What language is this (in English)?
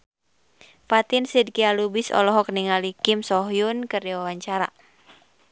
Sundanese